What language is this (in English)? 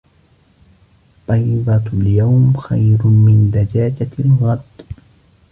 Arabic